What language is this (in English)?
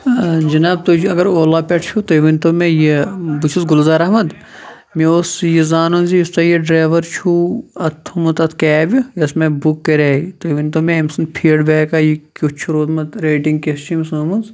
Kashmiri